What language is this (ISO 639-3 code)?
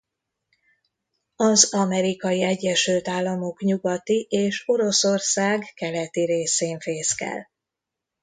hun